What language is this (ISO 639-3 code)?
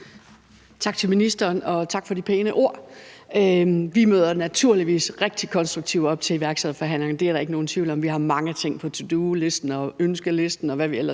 dan